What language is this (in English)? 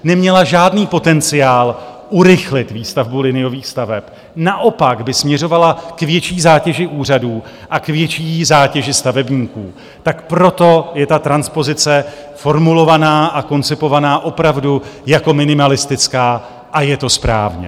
Czech